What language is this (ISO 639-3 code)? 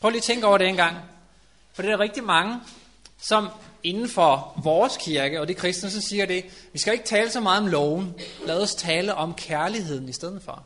dan